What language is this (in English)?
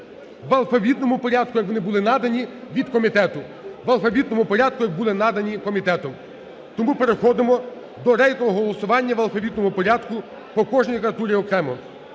Ukrainian